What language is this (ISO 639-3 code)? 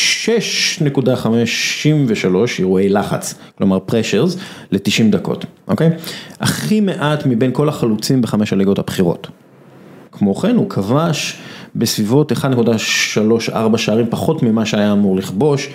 heb